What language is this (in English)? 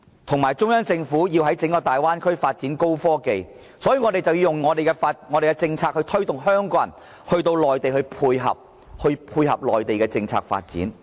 Cantonese